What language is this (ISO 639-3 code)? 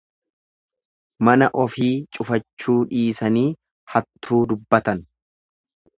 orm